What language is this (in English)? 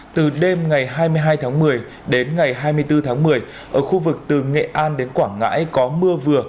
Vietnamese